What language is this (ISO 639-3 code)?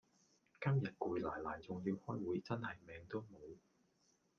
yue